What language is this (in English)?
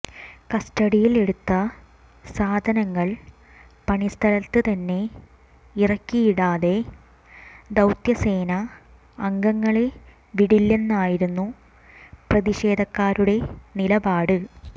Malayalam